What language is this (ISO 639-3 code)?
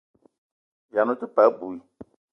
eto